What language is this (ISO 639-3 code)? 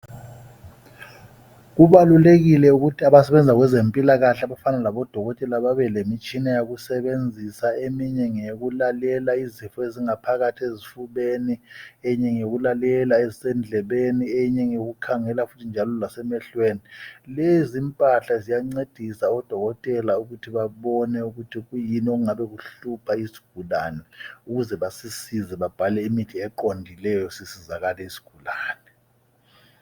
nde